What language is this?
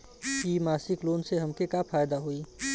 Bhojpuri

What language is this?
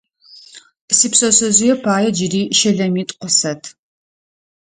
Adyghe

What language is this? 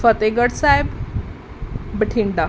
Punjabi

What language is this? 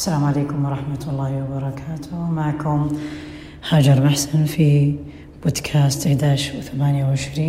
Arabic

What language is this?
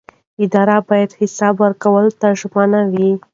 Pashto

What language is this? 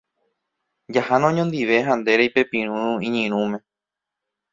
Guarani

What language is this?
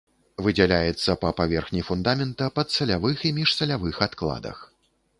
Belarusian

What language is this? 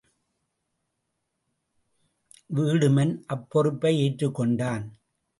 Tamil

